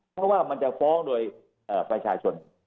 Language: Thai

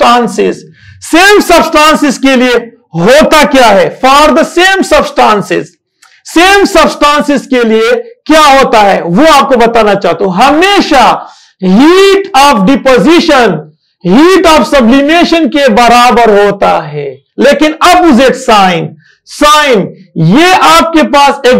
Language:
Turkish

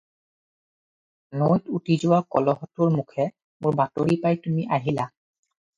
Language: Assamese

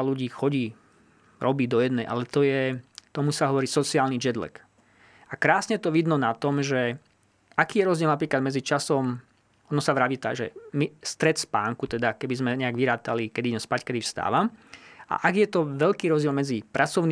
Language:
Slovak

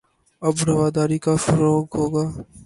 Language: Urdu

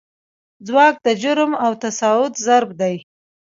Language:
Pashto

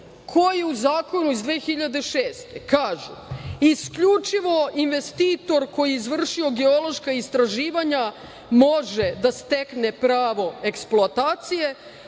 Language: Serbian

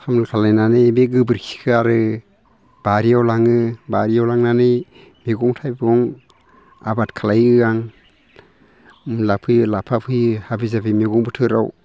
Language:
Bodo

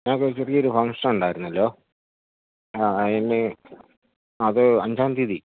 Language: Malayalam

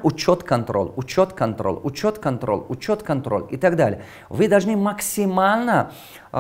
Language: Russian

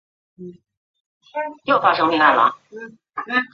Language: Chinese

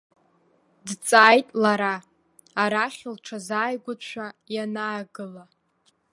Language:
Abkhazian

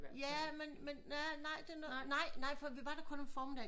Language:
Danish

